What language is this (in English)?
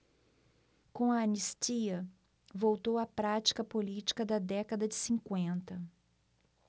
Portuguese